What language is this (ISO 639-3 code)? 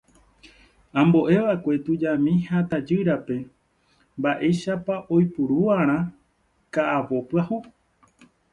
grn